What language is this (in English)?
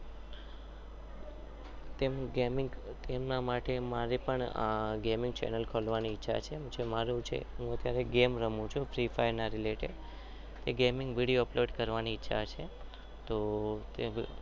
Gujarati